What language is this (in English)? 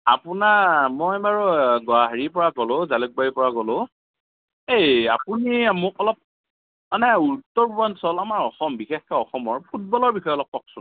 Assamese